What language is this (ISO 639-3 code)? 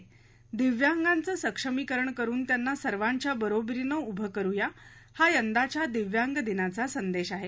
mar